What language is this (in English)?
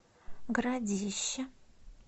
Russian